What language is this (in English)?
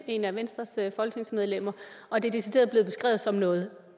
Danish